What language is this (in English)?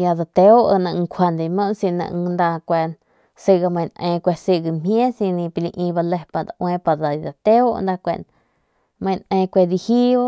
Northern Pame